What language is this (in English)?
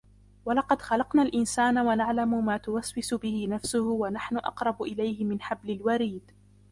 Arabic